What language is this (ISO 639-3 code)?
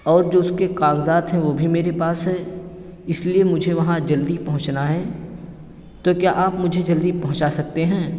urd